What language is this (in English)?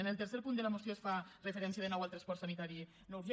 Catalan